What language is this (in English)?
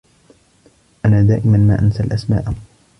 Arabic